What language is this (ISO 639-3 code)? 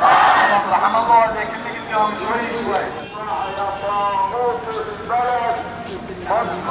ara